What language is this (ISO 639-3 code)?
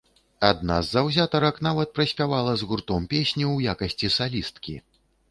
bel